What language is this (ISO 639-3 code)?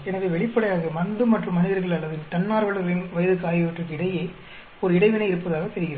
tam